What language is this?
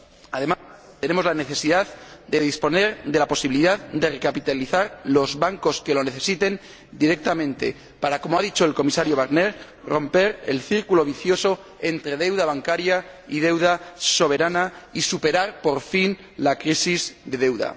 Spanish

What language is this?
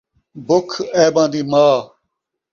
Saraiki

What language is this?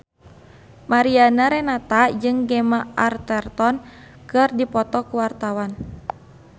Sundanese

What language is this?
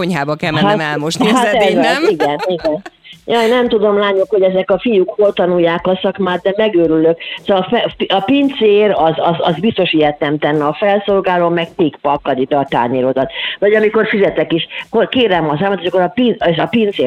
Hungarian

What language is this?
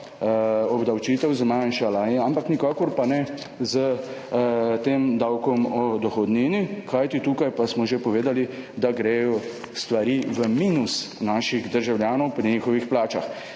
Slovenian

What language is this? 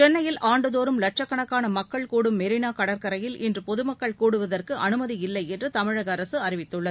Tamil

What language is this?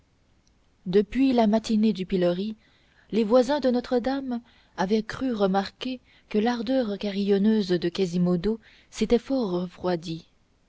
French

